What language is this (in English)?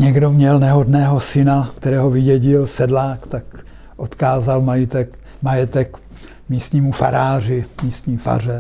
Czech